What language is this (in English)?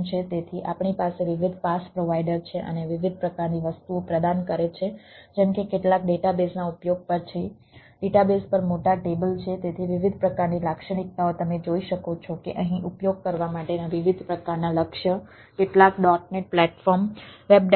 Gujarati